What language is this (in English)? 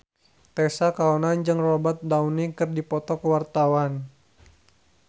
Sundanese